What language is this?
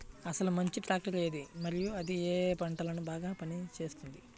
Telugu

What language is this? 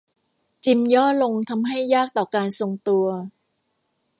Thai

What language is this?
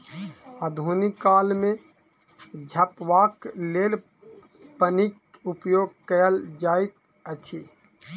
Maithili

